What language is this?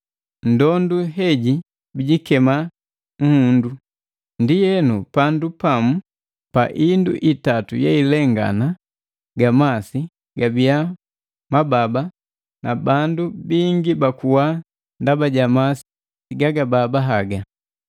Matengo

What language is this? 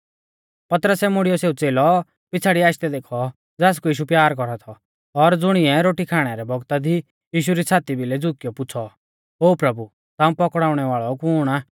Mahasu Pahari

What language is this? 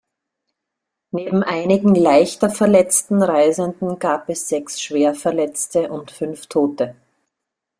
German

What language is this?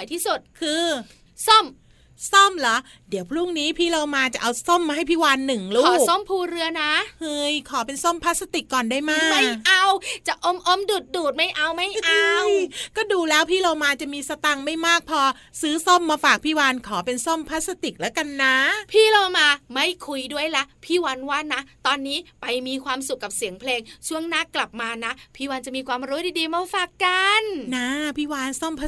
Thai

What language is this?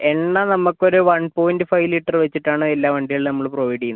Malayalam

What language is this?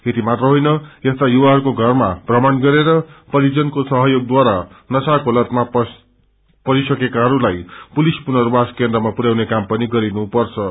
Nepali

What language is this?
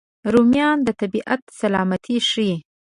Pashto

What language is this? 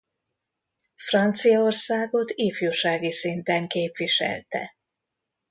Hungarian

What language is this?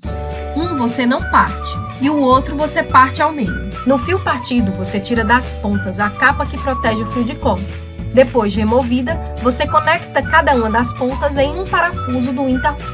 Portuguese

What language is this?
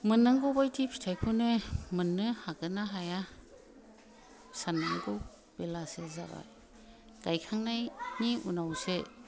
Bodo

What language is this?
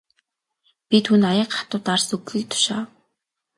Mongolian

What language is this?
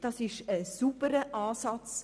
Swiss German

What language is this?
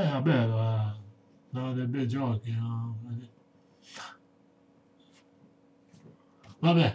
Italian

